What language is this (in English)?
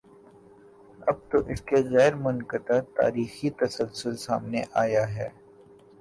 Urdu